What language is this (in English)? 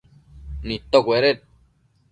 Matsés